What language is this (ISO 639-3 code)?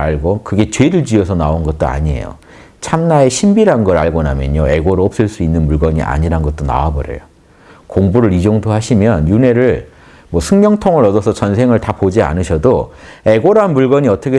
kor